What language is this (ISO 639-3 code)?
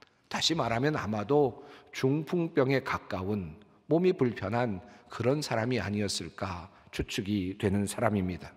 kor